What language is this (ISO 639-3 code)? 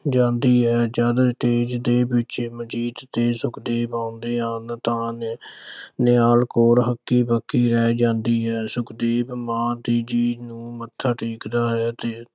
pan